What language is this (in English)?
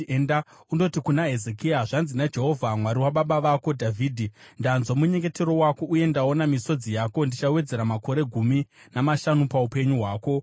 Shona